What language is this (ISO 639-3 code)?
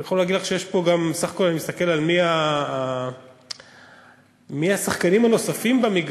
heb